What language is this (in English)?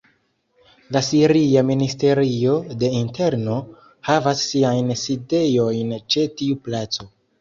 Esperanto